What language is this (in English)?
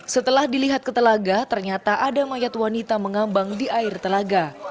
Indonesian